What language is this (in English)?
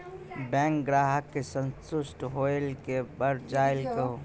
Maithili